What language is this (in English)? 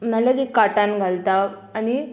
Konkani